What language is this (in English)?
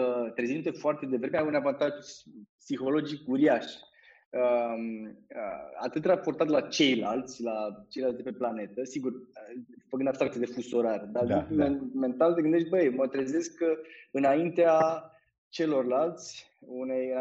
Romanian